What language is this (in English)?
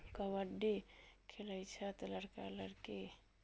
Maithili